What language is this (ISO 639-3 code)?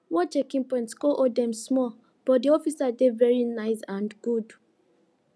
pcm